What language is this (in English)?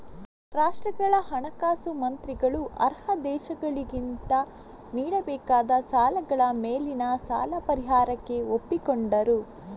Kannada